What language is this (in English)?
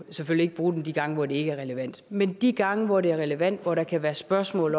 Danish